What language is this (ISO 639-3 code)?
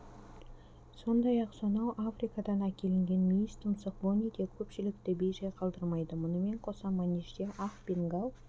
kaz